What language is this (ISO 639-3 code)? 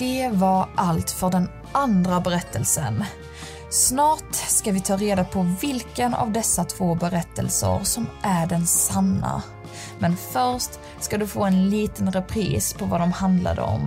swe